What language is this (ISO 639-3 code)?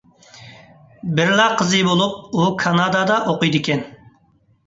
uig